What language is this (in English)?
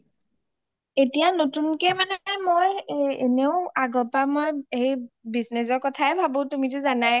Assamese